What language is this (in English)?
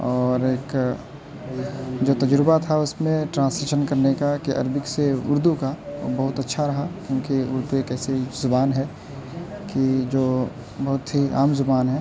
Urdu